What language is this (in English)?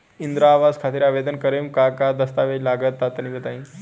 Bhojpuri